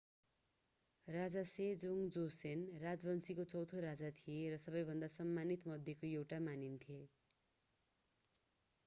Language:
Nepali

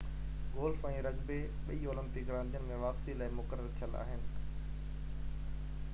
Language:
Sindhi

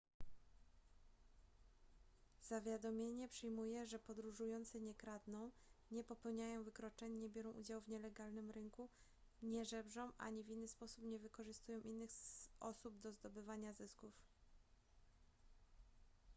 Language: Polish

